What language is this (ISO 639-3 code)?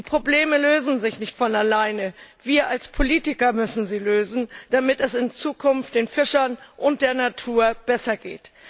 deu